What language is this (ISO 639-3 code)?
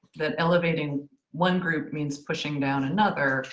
eng